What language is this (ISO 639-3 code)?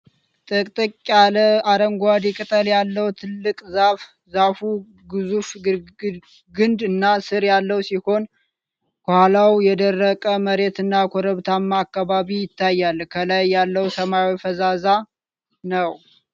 amh